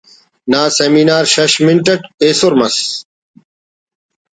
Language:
Brahui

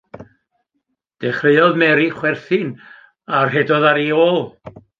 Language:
Welsh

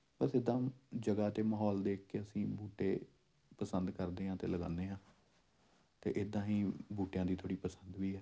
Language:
Punjabi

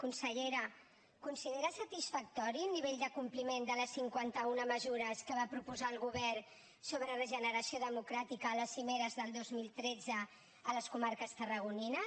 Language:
Catalan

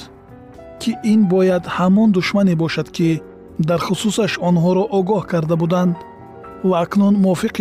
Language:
Persian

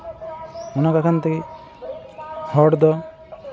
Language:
Santali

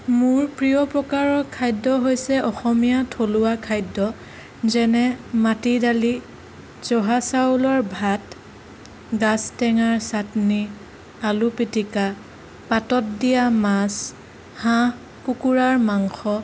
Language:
Assamese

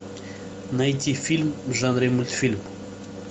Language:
Russian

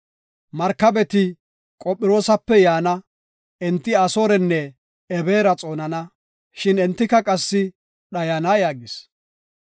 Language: Gofa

